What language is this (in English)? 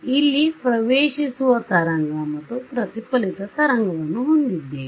Kannada